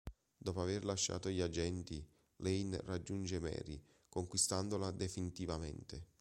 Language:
Italian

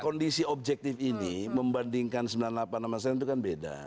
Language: Indonesian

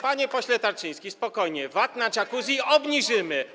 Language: Polish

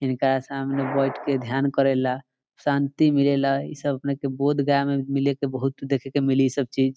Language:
Bhojpuri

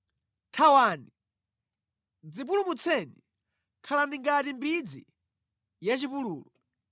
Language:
Nyanja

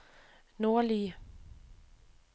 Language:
Danish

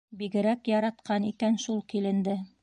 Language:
Bashkir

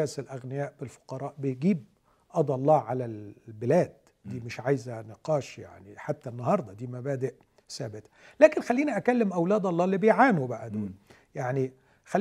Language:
Arabic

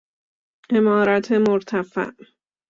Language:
Persian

